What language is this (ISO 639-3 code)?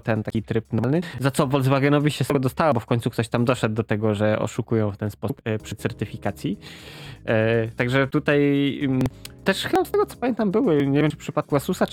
pol